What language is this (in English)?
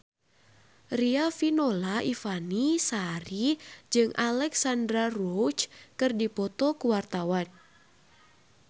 Sundanese